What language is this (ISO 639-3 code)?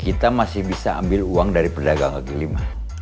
ind